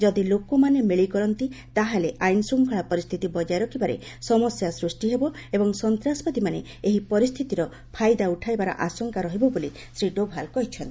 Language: Odia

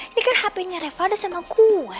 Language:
Indonesian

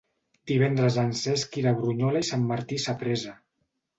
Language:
Catalan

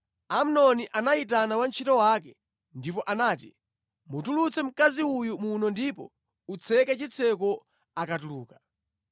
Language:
Nyanja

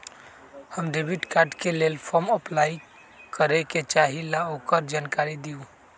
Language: Magahi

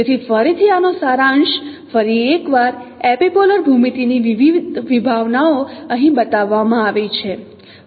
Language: Gujarati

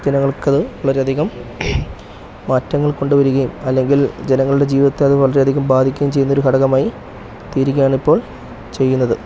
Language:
Malayalam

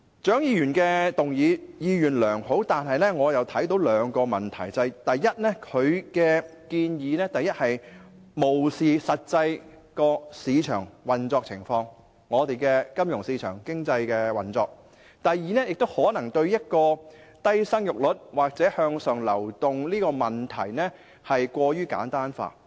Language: Cantonese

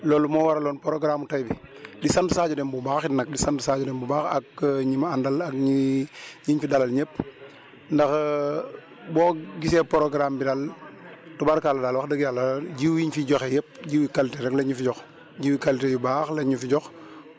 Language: Wolof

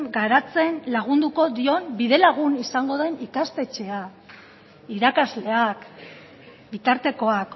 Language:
Basque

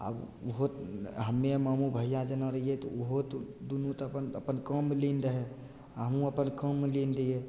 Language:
Maithili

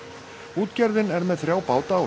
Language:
Icelandic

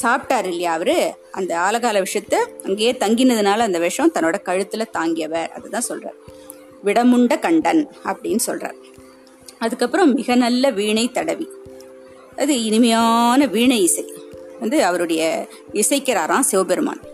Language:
Tamil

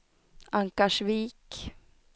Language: Swedish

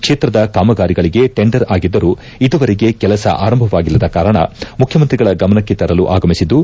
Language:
Kannada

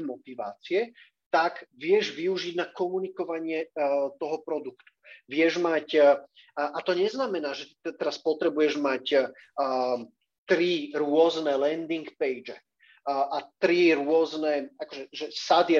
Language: Slovak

